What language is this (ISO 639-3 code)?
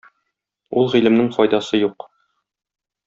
tat